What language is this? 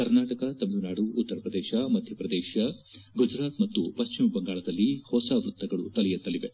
Kannada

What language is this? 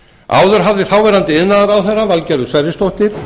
Icelandic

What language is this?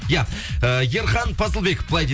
Kazakh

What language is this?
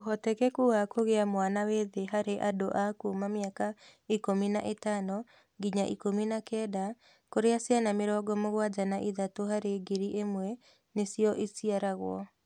Kikuyu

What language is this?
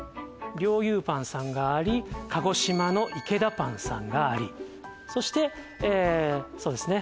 Japanese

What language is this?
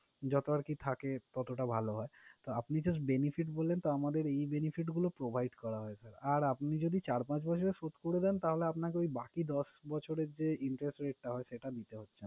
Bangla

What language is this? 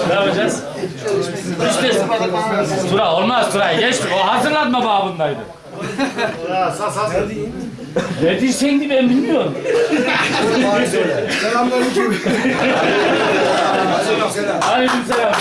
Turkish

